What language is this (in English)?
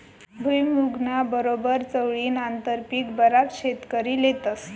Marathi